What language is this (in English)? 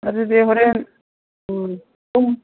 Manipuri